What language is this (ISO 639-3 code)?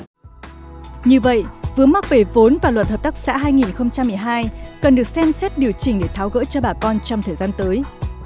vie